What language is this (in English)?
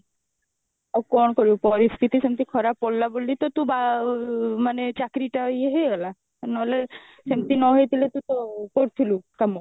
Odia